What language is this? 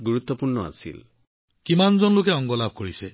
Assamese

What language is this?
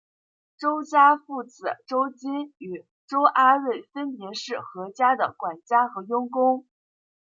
Chinese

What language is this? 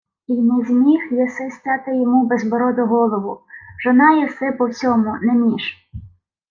Ukrainian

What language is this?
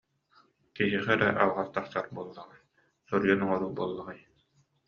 Yakut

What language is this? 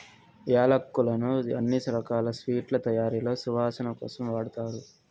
Telugu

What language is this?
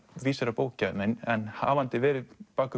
Icelandic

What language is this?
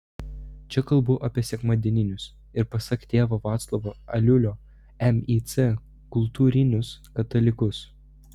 Lithuanian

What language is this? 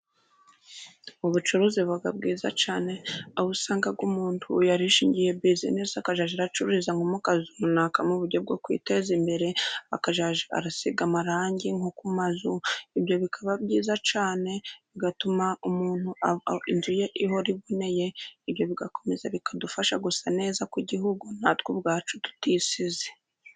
Kinyarwanda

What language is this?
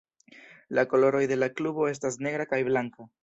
Esperanto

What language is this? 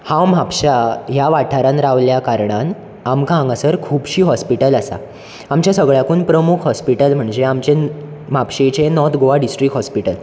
Konkani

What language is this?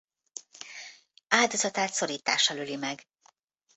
Hungarian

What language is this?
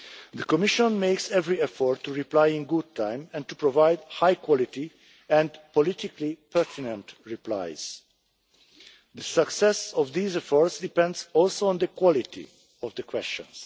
English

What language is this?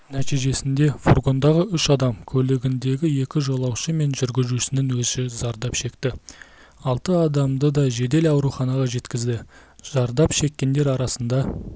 Kazakh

